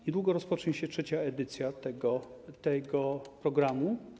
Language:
Polish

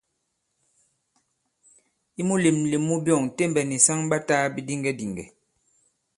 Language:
Bankon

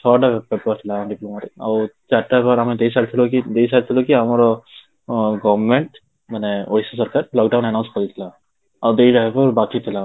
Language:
Odia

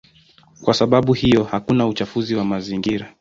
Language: Swahili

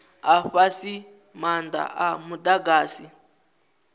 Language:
Venda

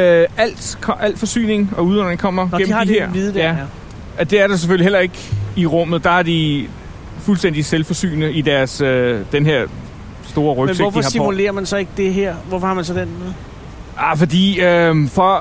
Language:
Danish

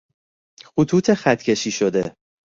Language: Persian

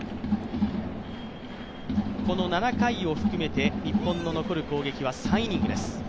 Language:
Japanese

